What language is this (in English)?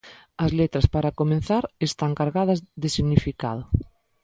Galician